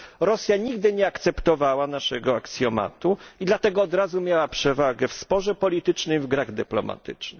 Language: Polish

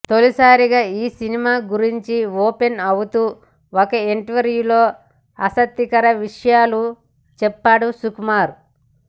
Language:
Telugu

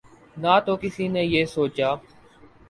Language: Urdu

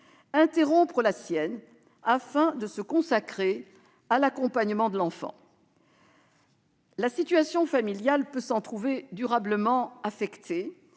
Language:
French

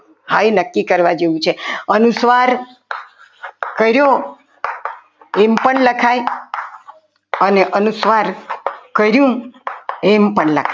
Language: Gujarati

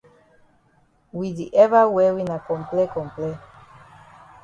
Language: Cameroon Pidgin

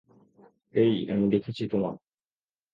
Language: Bangla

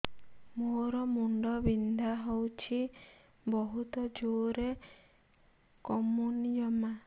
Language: Odia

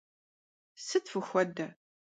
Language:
Kabardian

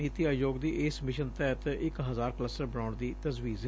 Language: Punjabi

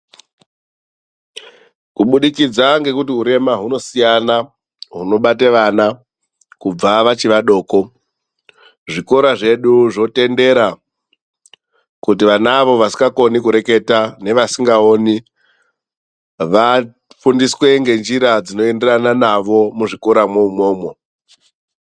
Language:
Ndau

